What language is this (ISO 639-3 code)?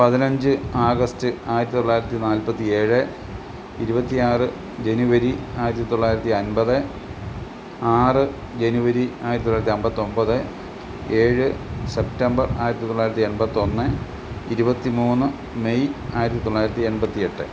mal